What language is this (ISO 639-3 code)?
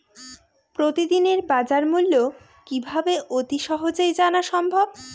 ben